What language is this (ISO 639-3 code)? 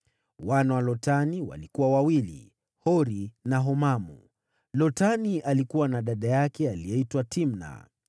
swa